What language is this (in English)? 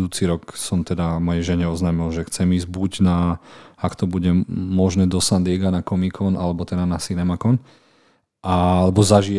Slovak